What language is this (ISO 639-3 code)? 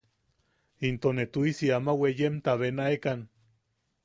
yaq